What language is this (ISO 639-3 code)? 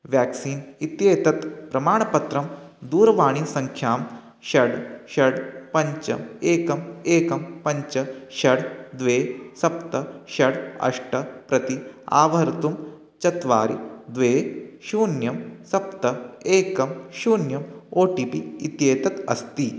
san